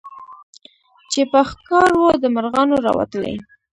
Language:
Pashto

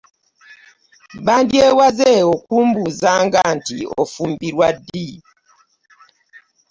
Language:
Ganda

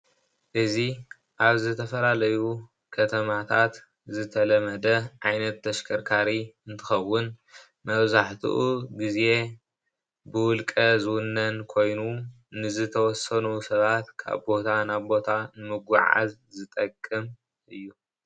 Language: Tigrinya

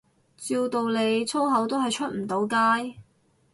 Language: Cantonese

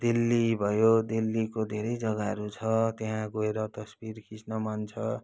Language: Nepali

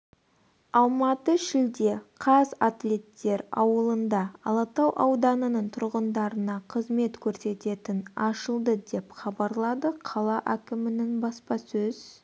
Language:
Kazakh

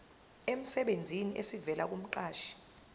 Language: Zulu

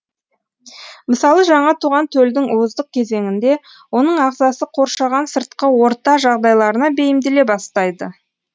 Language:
Kazakh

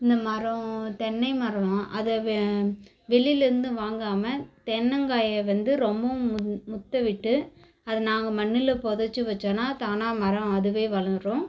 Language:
Tamil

